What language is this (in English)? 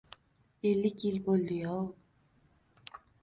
Uzbek